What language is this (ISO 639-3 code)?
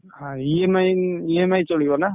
ori